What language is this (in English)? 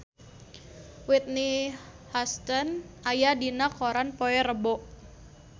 Sundanese